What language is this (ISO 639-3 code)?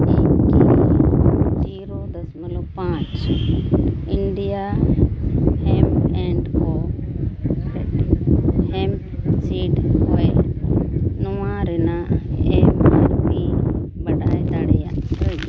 sat